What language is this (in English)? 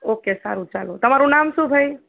Gujarati